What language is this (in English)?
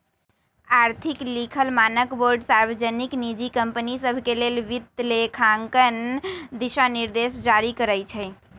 Magahi